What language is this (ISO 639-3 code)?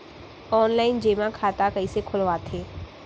hne